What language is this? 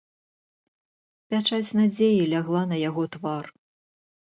Belarusian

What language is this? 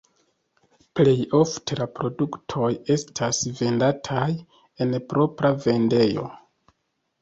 Esperanto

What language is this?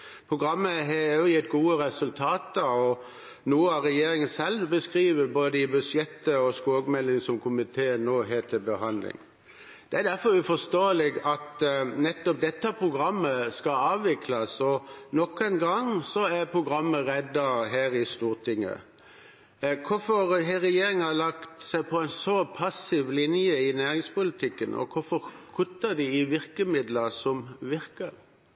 Norwegian Bokmål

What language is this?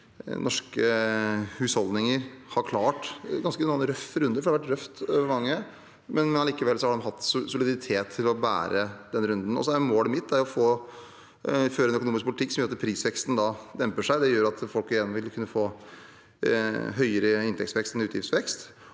Norwegian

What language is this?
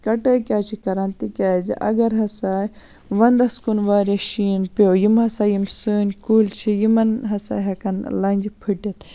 Kashmiri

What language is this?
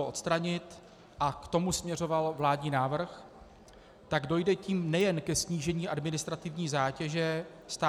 Czech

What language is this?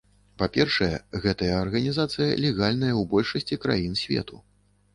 Belarusian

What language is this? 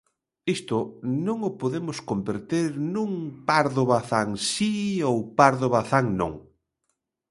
Galician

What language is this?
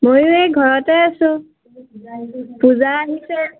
Assamese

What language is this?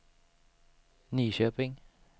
Swedish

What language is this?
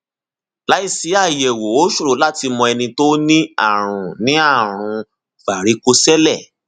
Yoruba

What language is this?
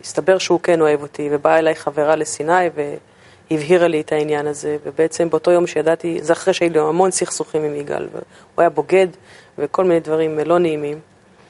Hebrew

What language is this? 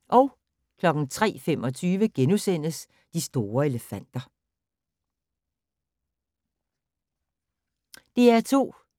Danish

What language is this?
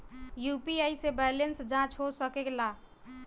Bhojpuri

